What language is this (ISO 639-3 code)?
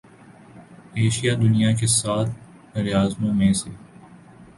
urd